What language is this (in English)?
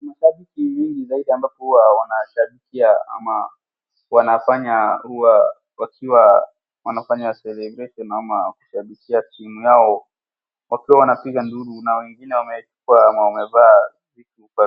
Swahili